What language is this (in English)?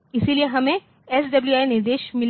Hindi